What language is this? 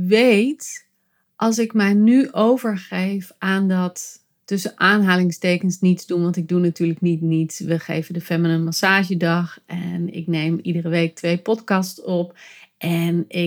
Dutch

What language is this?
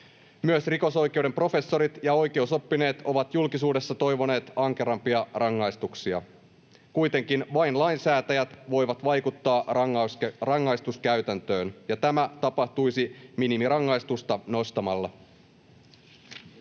Finnish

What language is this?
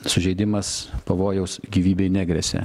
Lithuanian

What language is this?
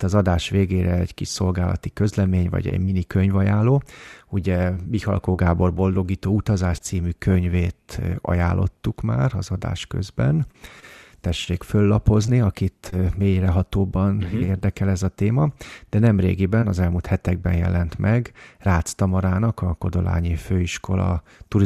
Hungarian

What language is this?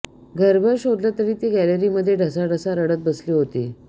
Marathi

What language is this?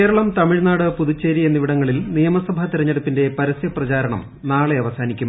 Malayalam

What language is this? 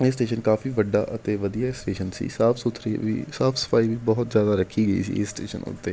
Punjabi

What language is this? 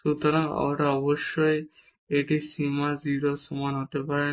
Bangla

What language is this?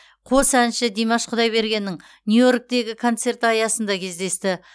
Kazakh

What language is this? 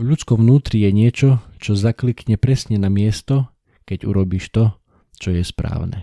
Slovak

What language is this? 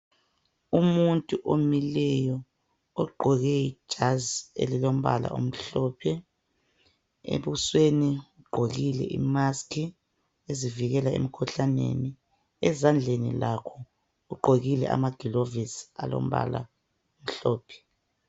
North Ndebele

